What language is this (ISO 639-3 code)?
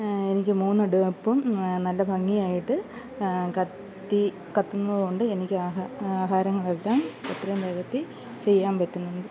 mal